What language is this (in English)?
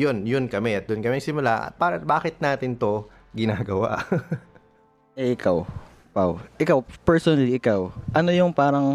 Filipino